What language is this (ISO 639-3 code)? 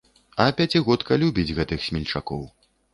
bel